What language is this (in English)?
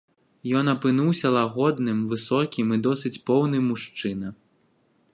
Belarusian